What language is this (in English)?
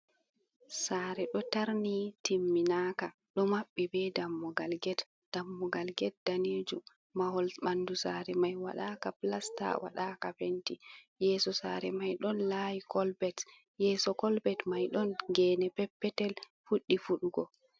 Fula